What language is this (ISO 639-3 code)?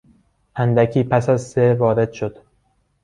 fas